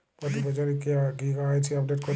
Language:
Bangla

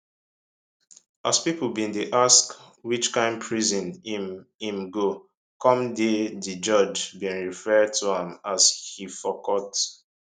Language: Nigerian Pidgin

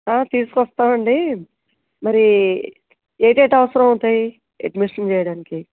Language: Telugu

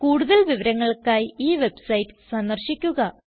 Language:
Malayalam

